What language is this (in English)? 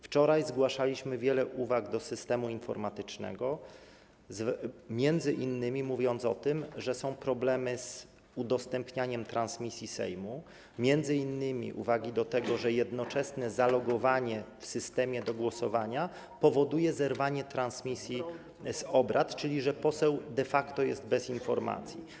Polish